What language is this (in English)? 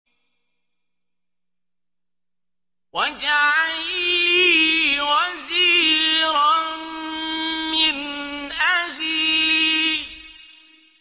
Arabic